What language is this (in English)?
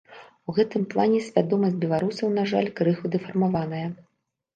Belarusian